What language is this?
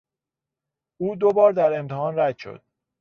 Persian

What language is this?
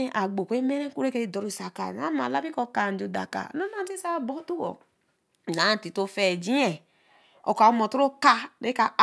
Eleme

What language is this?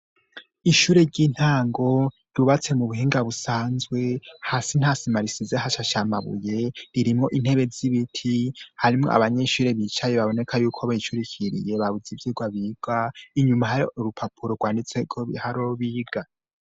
Rundi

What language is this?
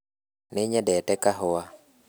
Kikuyu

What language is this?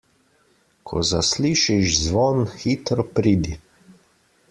Slovenian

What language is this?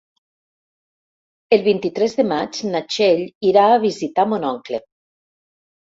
Catalan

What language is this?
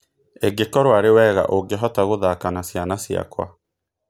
Kikuyu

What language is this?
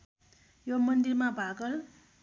Nepali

